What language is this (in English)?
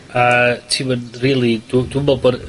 Welsh